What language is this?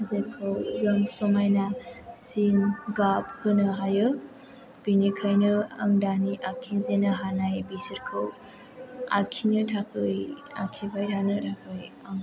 Bodo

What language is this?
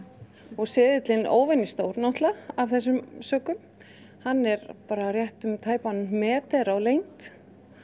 Icelandic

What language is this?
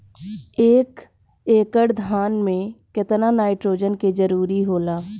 Bhojpuri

